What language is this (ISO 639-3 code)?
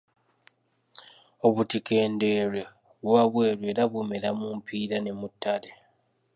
lug